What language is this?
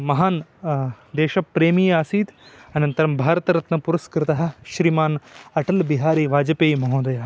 Sanskrit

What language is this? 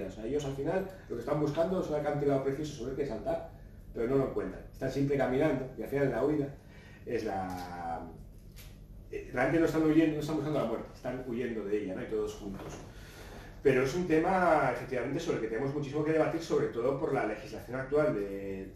Spanish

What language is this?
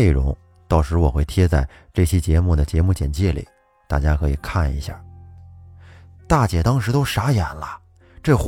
Chinese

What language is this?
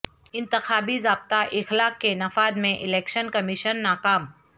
Urdu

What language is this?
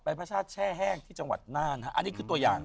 Thai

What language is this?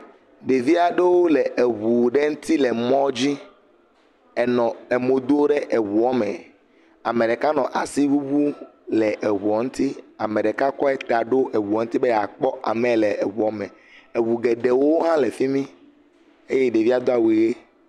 Ewe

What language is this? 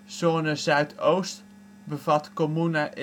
Dutch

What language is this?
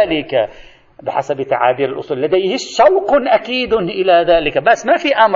Arabic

